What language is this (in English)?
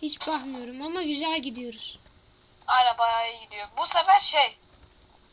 Turkish